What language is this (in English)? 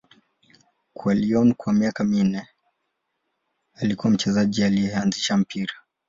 Swahili